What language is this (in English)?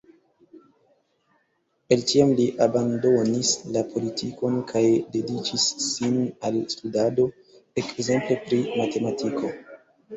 Esperanto